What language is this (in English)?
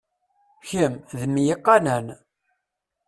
Kabyle